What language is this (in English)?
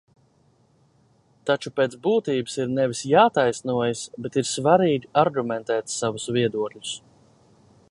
Latvian